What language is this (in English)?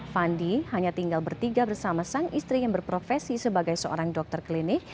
Indonesian